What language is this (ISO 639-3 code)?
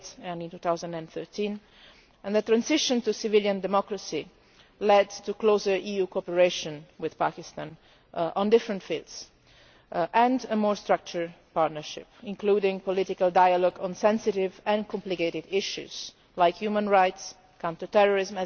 eng